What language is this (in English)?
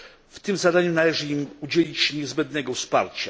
Polish